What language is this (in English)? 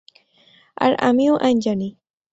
Bangla